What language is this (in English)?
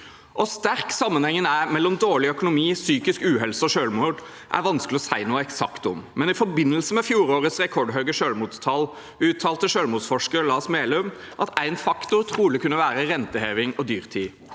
Norwegian